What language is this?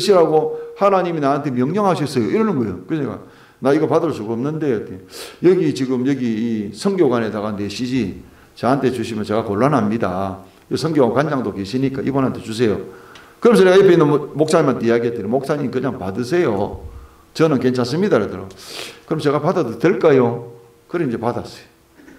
Korean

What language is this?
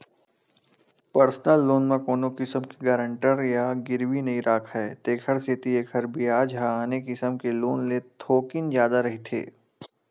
Chhattisgarhi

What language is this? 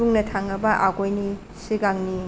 Bodo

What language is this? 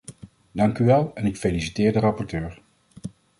Dutch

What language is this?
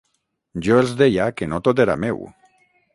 Catalan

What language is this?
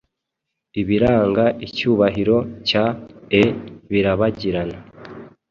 Kinyarwanda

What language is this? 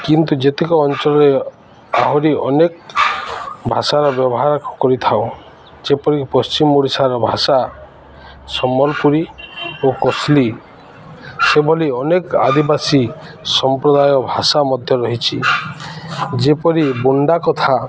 Odia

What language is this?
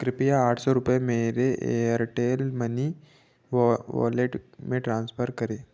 Hindi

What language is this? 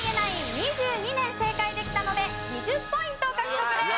Japanese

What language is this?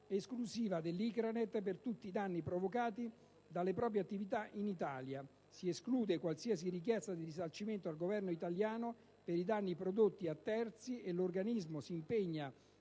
Italian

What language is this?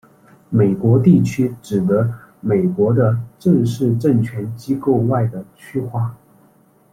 Chinese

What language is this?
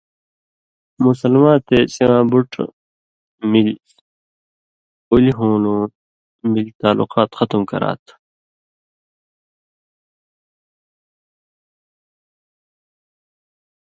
Indus Kohistani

